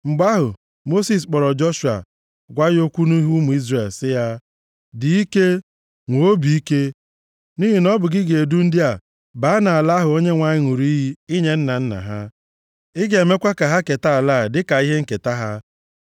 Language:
Igbo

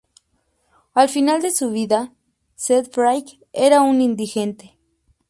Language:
Spanish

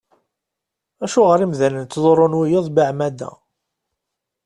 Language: Kabyle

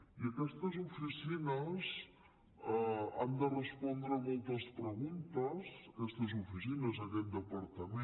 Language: Catalan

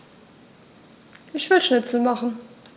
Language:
German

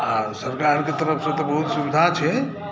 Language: Maithili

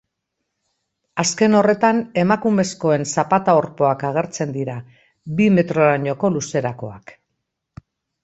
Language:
Basque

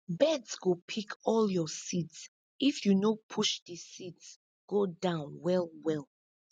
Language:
Nigerian Pidgin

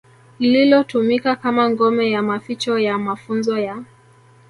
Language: Swahili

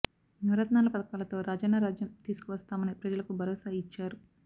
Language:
Telugu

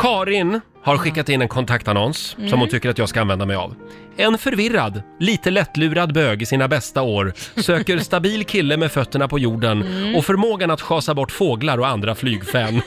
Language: Swedish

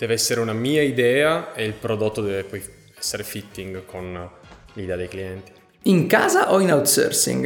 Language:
Italian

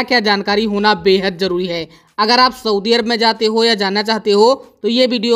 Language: Hindi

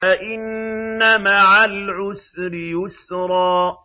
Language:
Arabic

